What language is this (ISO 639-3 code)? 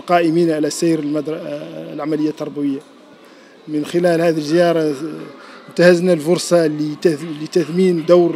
ara